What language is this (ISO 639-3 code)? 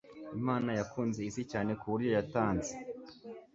kin